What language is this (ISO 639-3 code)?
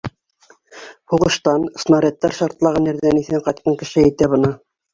bak